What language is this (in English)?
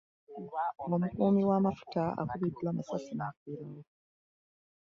Ganda